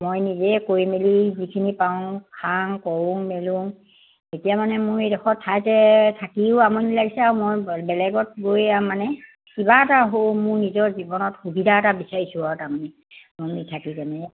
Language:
Assamese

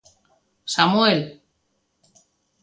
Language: Galician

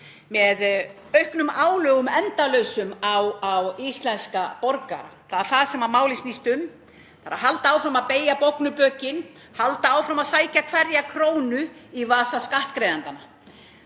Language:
Icelandic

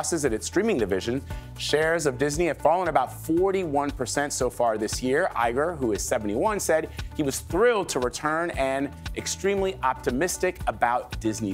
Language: English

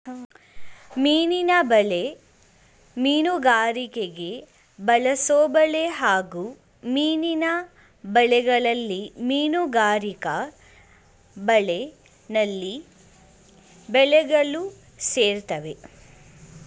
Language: Kannada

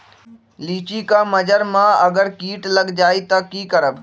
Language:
Magahi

